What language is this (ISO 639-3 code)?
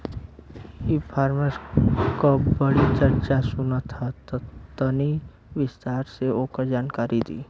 bho